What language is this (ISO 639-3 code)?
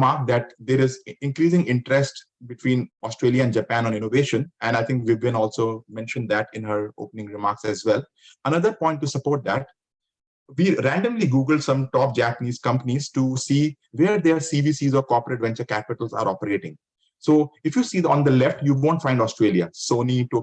eng